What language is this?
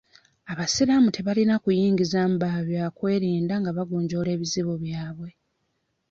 Ganda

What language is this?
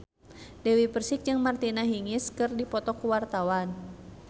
Sundanese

